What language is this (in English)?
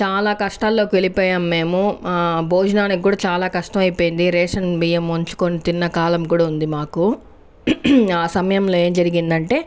Telugu